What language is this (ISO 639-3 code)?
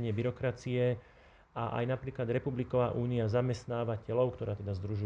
slk